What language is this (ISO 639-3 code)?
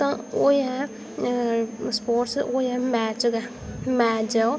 doi